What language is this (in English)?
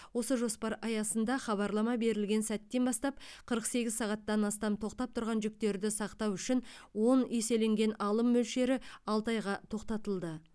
Kazakh